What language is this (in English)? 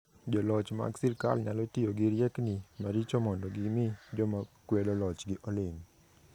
Luo (Kenya and Tanzania)